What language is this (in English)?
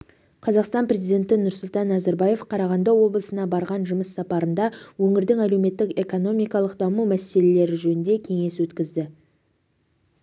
Kazakh